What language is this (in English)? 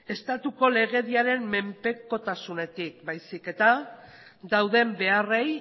Basque